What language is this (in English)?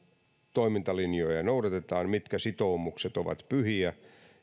Finnish